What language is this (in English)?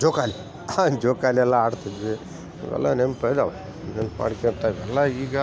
Kannada